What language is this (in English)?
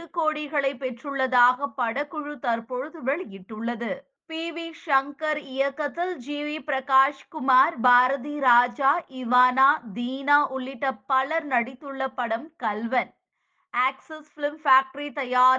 Tamil